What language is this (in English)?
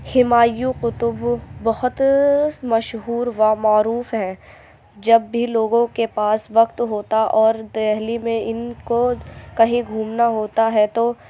Urdu